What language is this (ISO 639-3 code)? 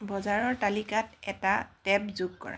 asm